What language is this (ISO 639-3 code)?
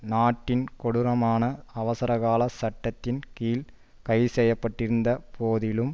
tam